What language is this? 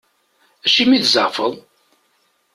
Kabyle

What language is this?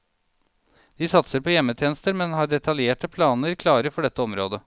Norwegian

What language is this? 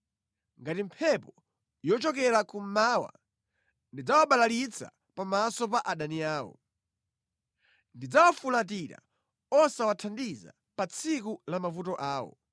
Nyanja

